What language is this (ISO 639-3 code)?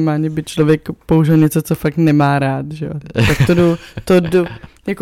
ces